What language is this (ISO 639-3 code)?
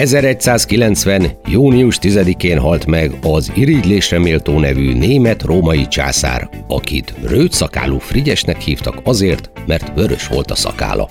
hun